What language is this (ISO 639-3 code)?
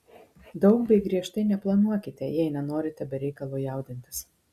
lit